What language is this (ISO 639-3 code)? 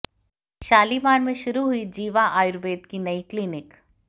hin